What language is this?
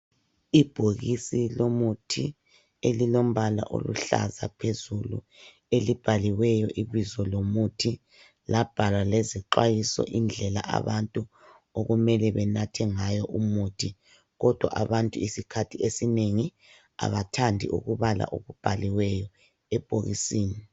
North Ndebele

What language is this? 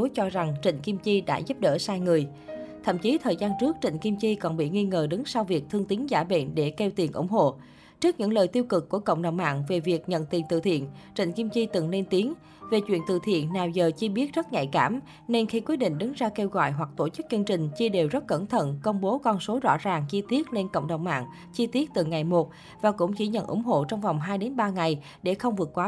Vietnamese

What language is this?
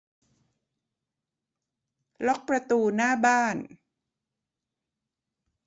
Thai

